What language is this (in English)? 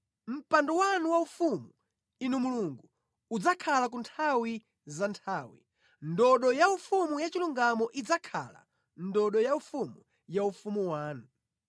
Nyanja